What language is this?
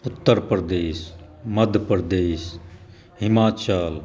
Maithili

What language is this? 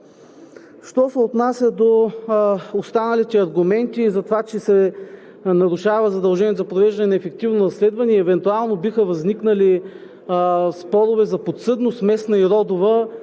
Bulgarian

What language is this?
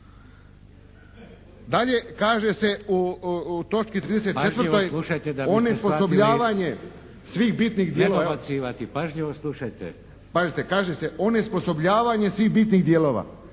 Croatian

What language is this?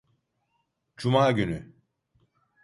Turkish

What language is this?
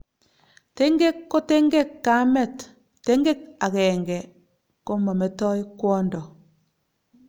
Kalenjin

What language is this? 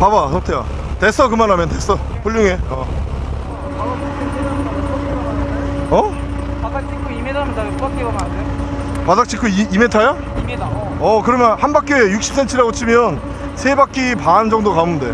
Korean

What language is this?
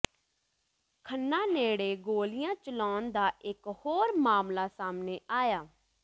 Punjabi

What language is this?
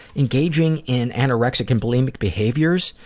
English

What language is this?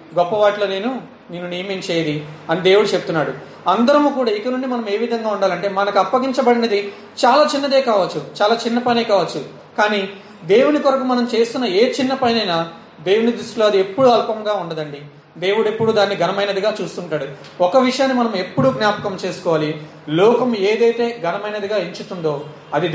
Telugu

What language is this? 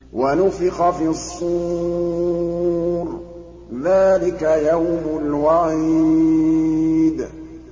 Arabic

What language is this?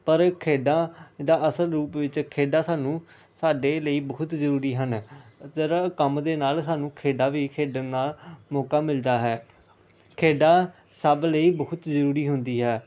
Punjabi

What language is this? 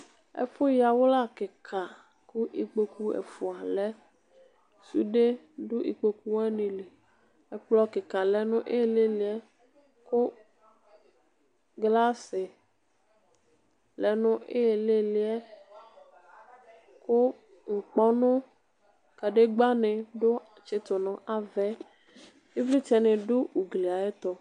Ikposo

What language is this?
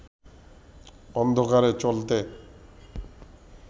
Bangla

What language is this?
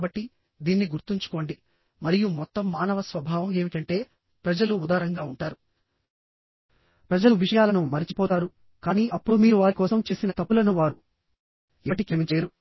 Telugu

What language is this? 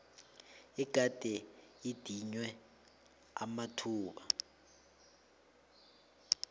South Ndebele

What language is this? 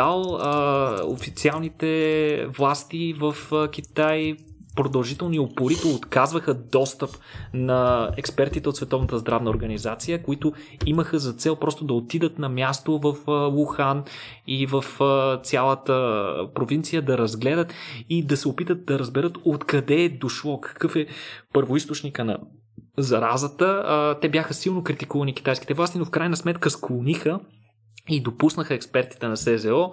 Bulgarian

